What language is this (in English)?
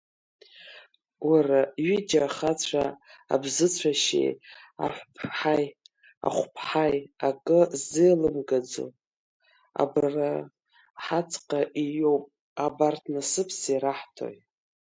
Abkhazian